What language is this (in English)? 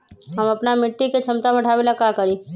Magahi